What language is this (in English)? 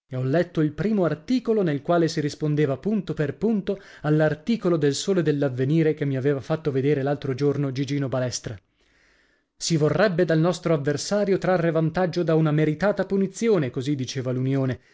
Italian